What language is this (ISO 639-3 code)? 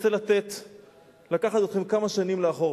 heb